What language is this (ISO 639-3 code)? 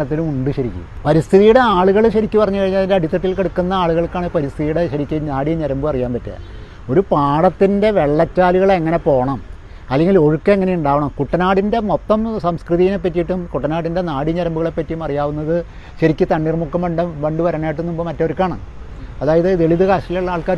mal